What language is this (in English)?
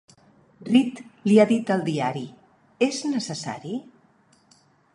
Catalan